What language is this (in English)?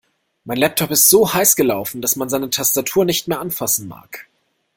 German